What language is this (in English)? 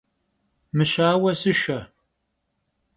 Kabardian